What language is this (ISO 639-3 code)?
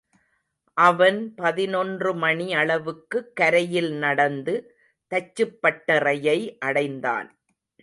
tam